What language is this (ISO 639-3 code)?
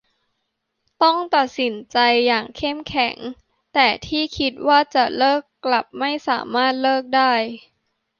tha